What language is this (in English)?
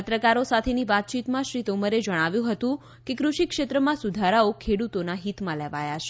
Gujarati